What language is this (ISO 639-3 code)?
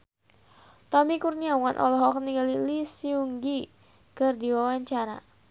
sun